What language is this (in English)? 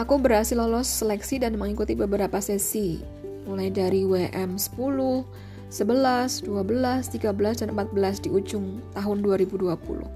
Indonesian